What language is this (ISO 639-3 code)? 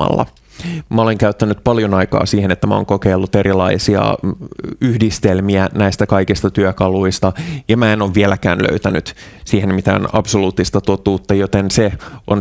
fin